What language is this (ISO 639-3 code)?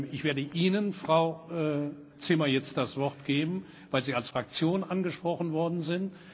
deu